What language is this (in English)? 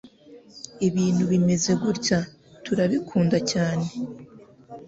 Kinyarwanda